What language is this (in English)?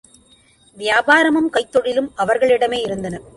Tamil